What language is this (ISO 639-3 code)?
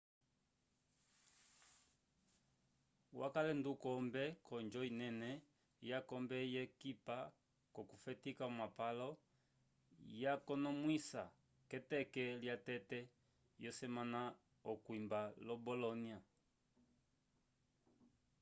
umb